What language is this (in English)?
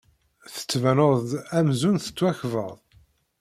Kabyle